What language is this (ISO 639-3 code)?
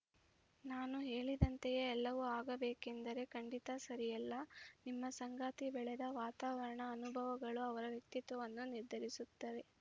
kan